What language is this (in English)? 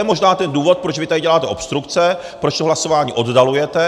Czech